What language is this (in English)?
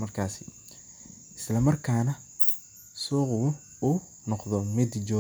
Somali